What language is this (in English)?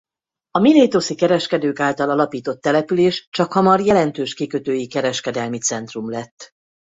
Hungarian